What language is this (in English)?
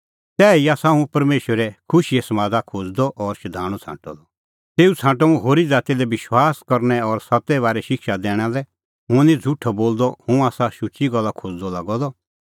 Kullu Pahari